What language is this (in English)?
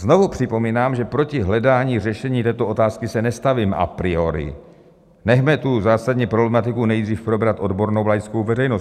Czech